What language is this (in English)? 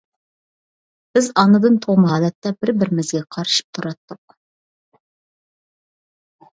Uyghur